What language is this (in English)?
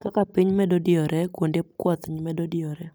Luo (Kenya and Tanzania)